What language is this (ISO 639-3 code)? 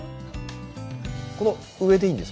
jpn